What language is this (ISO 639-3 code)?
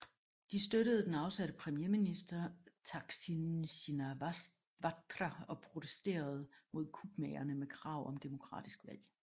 dan